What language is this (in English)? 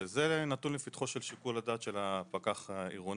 Hebrew